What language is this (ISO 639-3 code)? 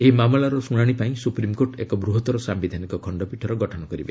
ori